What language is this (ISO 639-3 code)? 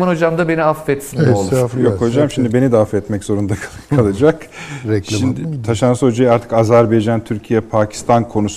tur